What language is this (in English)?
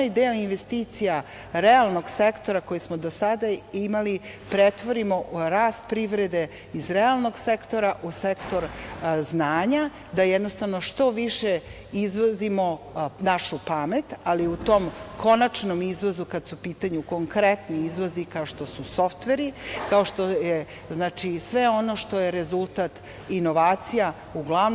Serbian